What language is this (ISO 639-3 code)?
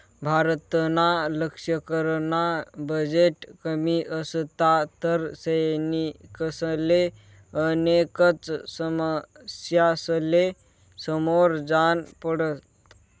mar